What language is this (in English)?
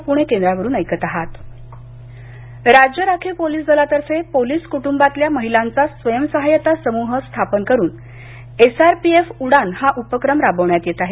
Marathi